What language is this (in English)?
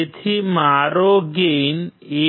Gujarati